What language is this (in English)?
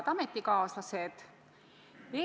Estonian